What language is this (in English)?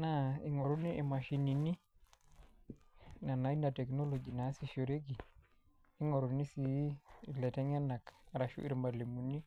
Masai